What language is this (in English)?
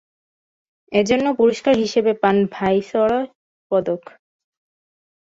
Bangla